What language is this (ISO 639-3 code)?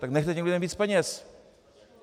ces